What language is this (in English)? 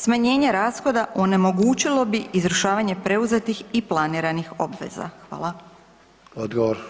Croatian